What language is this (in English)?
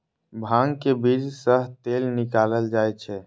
Maithili